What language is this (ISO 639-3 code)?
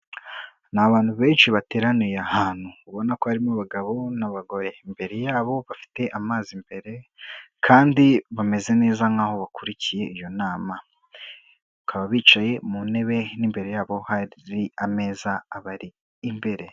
kin